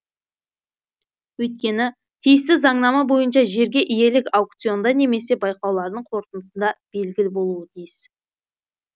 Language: Kazakh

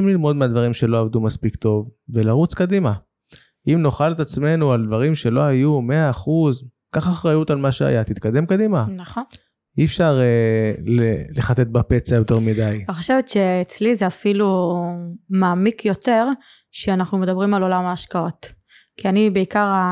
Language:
Hebrew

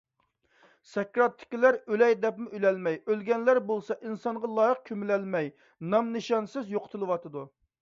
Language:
Uyghur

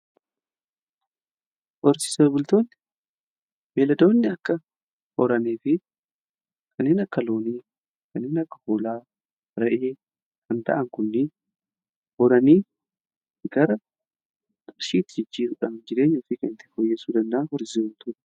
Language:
Oromo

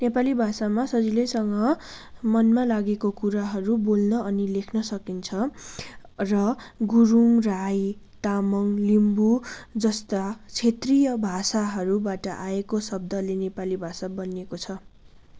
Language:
Nepali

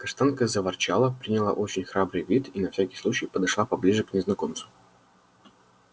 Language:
Russian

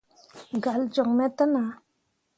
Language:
Mundang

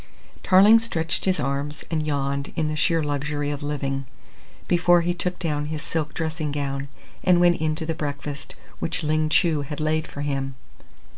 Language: English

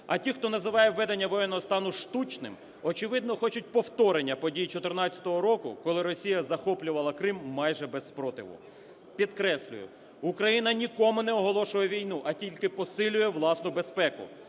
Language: Ukrainian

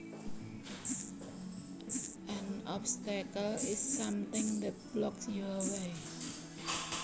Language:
Javanese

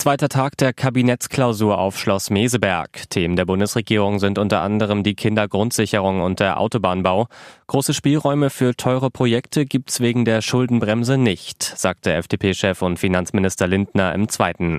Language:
German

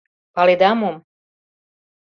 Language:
Mari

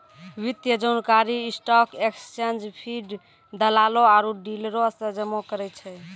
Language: Maithili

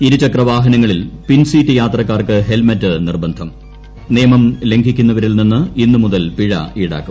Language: Malayalam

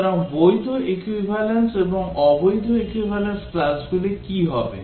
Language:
Bangla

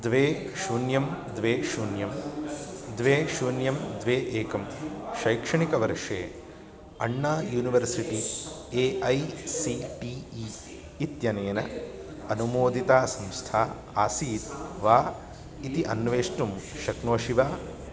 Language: Sanskrit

